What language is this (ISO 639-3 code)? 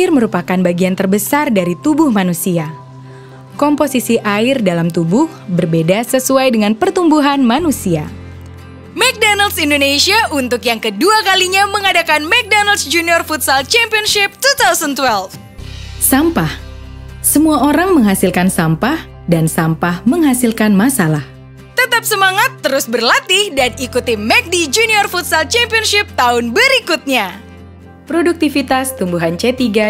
ind